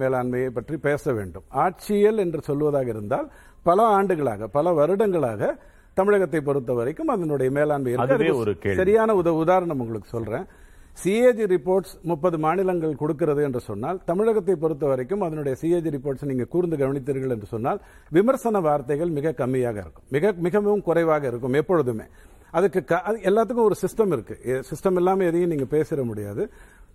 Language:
Tamil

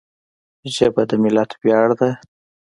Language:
Pashto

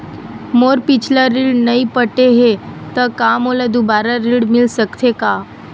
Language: Chhattisgarhi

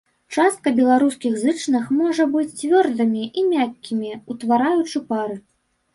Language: Belarusian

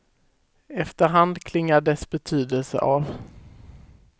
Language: Swedish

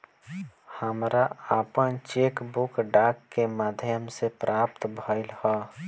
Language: Bhojpuri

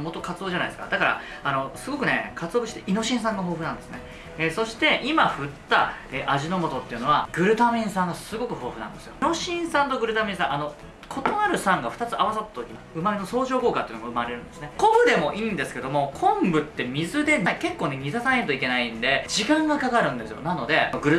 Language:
Japanese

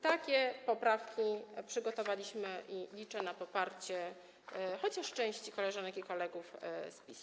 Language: Polish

